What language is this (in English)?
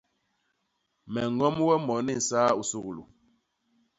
Basaa